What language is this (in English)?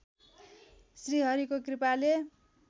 Nepali